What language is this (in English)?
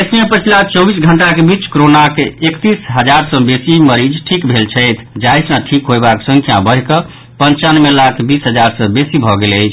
Maithili